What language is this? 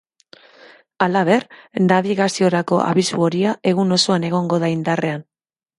Basque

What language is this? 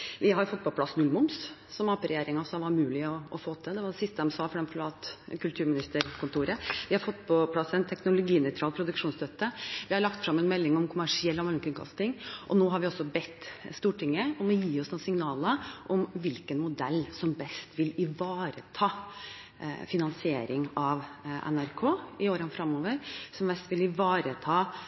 Norwegian Bokmål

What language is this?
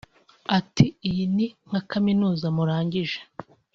Kinyarwanda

